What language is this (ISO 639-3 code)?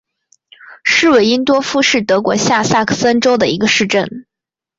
zho